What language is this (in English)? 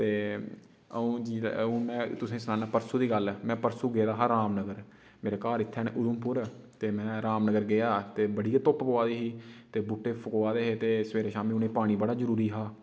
Dogri